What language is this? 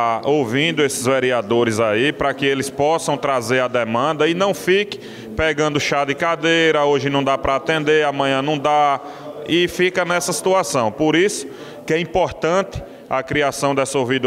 Portuguese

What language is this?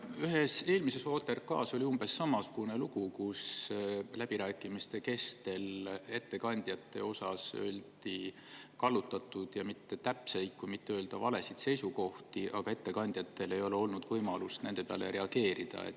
Estonian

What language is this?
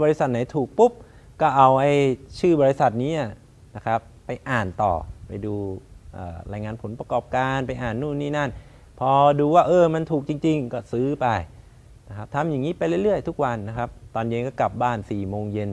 Thai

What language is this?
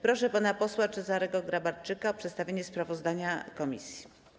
Polish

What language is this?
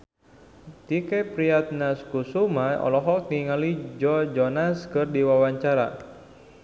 Sundanese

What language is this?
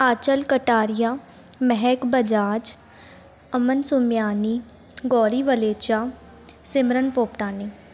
Sindhi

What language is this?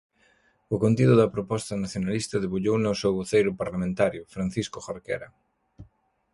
Galician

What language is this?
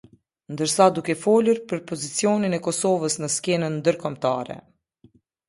Albanian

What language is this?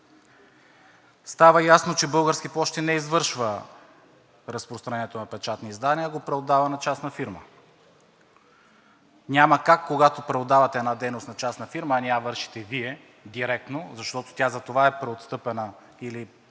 Bulgarian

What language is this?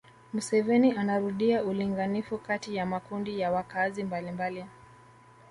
Swahili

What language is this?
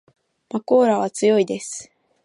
Japanese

